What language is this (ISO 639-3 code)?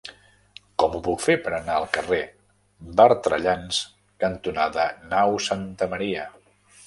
cat